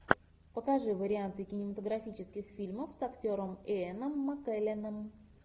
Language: Russian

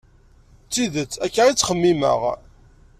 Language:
Kabyle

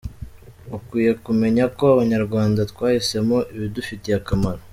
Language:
Kinyarwanda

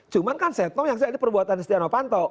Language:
Indonesian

